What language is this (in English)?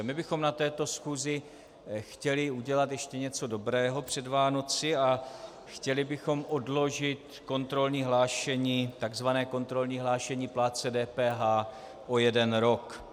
Czech